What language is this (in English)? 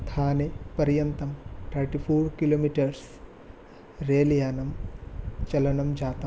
Sanskrit